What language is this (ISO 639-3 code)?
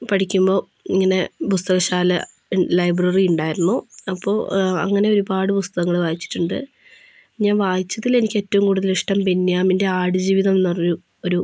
mal